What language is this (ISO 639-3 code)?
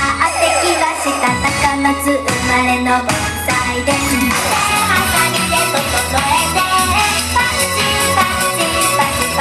jpn